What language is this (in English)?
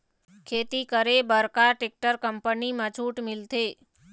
Chhattisgarhi